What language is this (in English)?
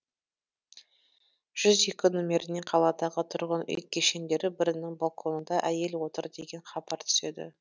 Kazakh